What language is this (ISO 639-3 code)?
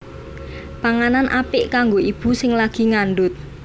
jav